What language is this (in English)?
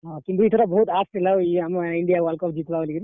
Odia